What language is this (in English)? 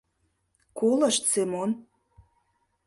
Mari